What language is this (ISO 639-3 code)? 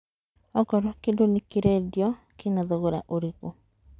kik